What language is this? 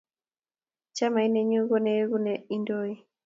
Kalenjin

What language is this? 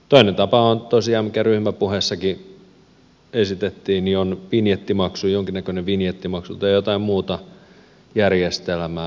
Finnish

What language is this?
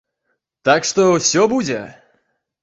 Belarusian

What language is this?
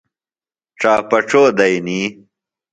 Phalura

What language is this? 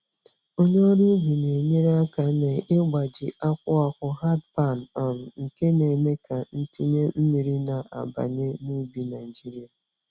Igbo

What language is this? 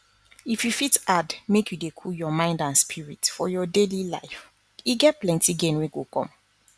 Nigerian Pidgin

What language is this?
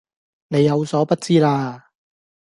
Cantonese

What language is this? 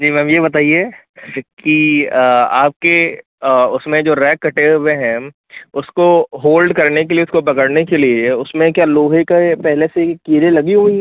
Hindi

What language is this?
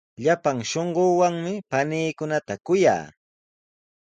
Sihuas Ancash Quechua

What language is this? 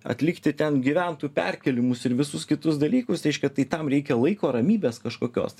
Lithuanian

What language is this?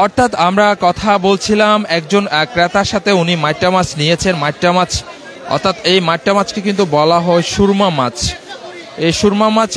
Turkish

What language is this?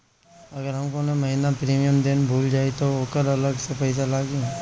Bhojpuri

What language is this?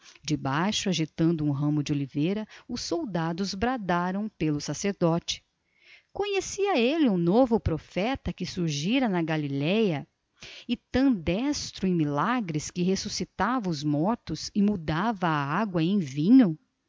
Portuguese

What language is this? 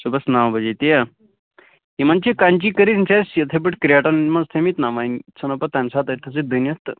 Kashmiri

